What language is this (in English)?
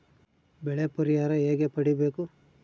Kannada